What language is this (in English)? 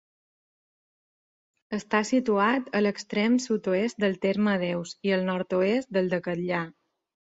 Catalan